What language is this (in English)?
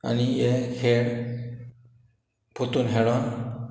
Konkani